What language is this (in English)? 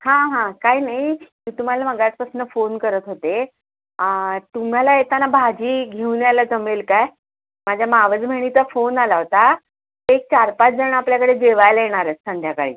Marathi